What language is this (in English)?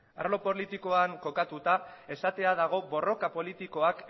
Basque